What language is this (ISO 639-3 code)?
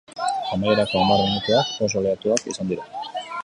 eus